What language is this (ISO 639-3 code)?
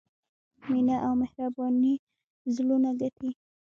pus